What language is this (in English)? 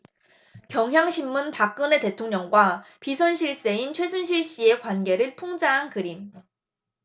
Korean